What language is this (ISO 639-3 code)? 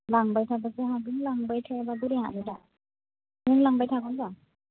brx